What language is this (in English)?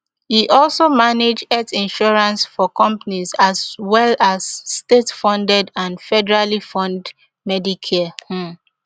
Nigerian Pidgin